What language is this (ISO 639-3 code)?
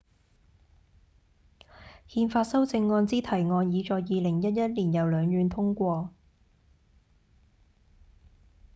yue